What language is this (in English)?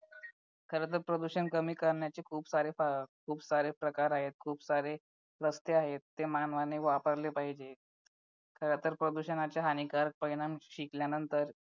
Marathi